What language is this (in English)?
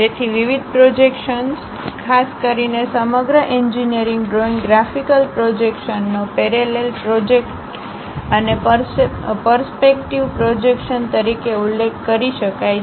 Gujarati